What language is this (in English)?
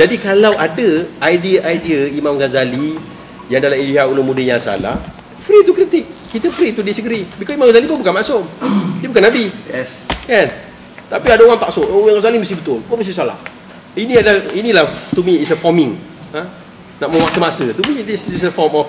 Malay